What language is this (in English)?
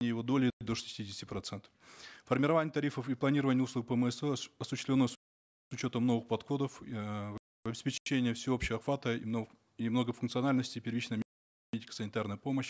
Kazakh